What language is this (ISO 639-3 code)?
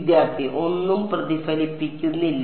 mal